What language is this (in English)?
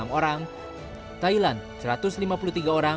Indonesian